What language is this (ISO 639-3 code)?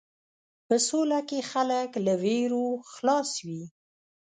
pus